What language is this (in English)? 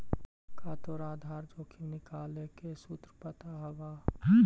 Magahi